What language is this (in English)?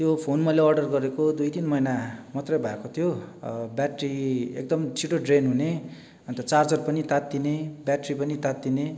Nepali